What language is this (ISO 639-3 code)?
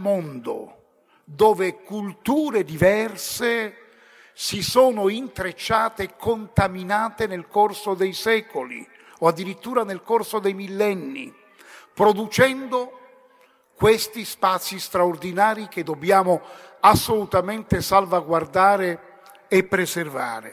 ita